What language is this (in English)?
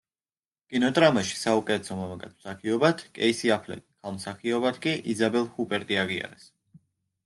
Georgian